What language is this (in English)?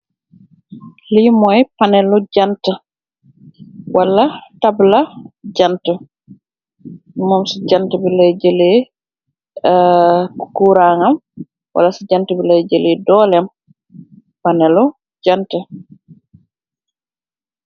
Wolof